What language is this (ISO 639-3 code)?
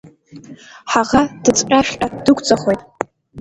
abk